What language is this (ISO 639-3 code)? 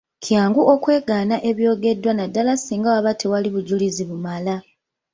lug